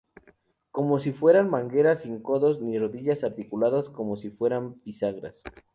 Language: Spanish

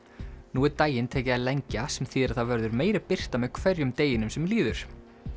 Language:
Icelandic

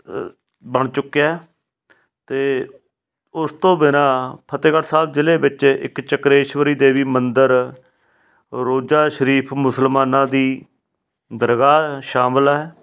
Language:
Punjabi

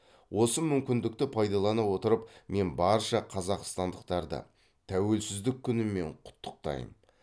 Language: Kazakh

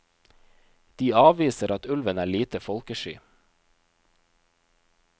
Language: Norwegian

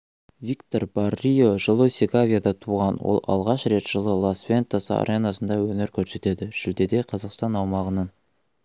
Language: Kazakh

